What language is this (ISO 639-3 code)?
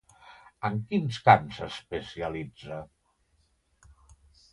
cat